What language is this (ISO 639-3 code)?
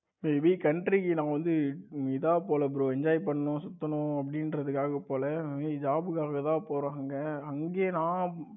tam